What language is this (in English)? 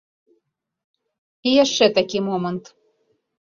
Belarusian